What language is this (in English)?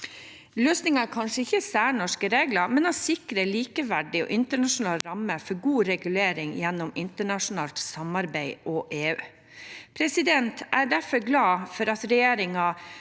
Norwegian